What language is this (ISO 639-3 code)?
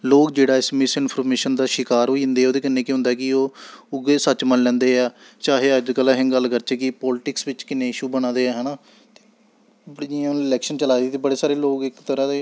doi